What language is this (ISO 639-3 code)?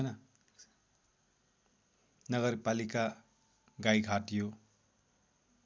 nep